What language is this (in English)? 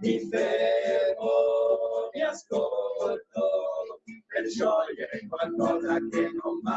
Italian